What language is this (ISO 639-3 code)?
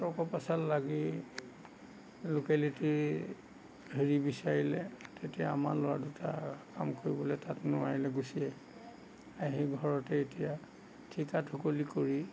asm